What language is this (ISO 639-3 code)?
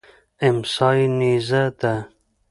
pus